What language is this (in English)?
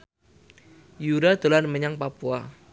Javanese